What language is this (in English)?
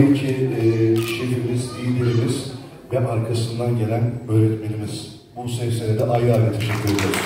Turkish